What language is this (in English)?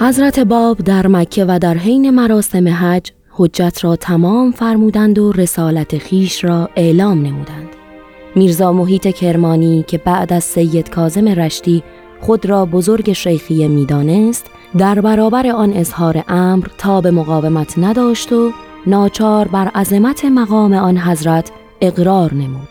Persian